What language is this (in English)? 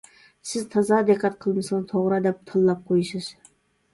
Uyghur